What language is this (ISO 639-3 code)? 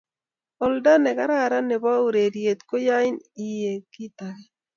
kln